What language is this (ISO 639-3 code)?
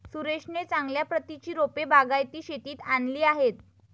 mar